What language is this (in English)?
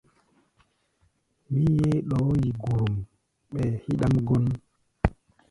Gbaya